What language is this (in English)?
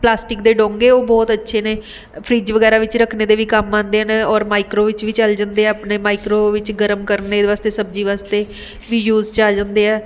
Punjabi